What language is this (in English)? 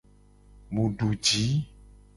Gen